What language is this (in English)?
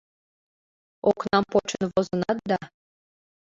Mari